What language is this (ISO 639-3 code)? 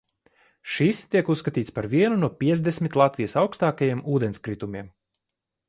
lav